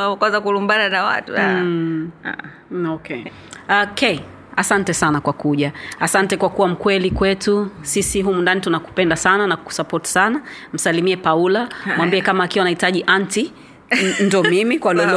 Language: Swahili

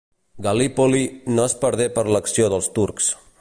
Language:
Catalan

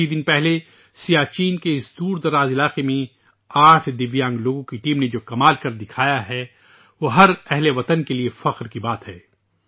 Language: Urdu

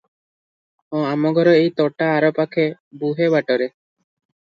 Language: Odia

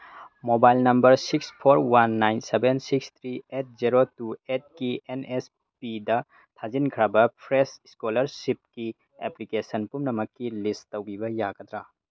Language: Manipuri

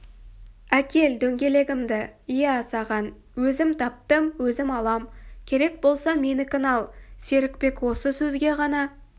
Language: Kazakh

